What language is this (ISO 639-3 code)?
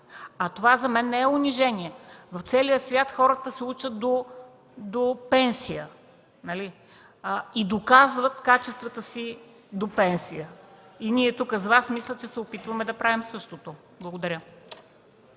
bul